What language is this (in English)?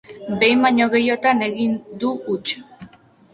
Basque